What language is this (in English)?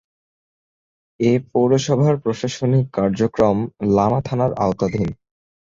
Bangla